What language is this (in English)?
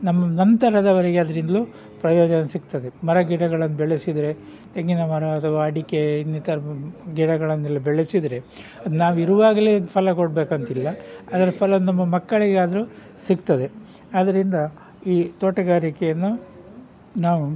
Kannada